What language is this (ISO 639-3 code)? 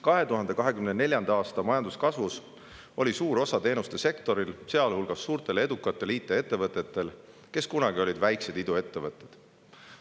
est